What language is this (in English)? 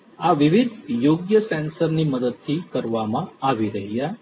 Gujarati